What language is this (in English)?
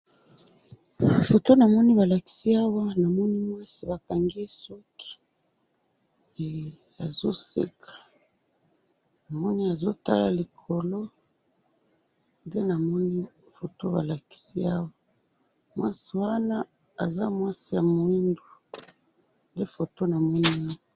Lingala